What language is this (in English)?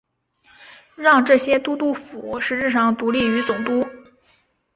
Chinese